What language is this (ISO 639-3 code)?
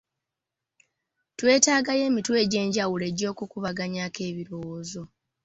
lug